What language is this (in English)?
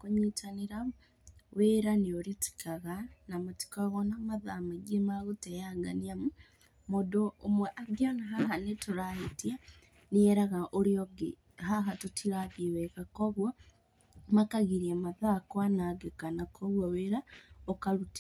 Kikuyu